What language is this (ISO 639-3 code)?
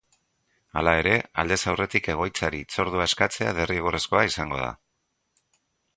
eus